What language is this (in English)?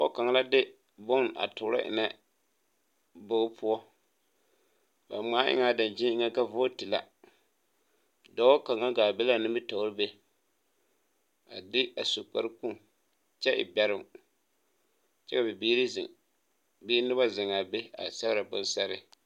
Southern Dagaare